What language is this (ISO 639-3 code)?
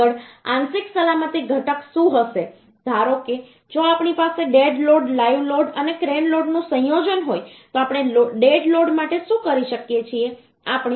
guj